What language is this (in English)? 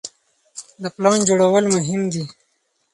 Pashto